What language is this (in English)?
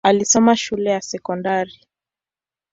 Swahili